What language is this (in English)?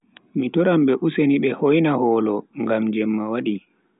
Bagirmi Fulfulde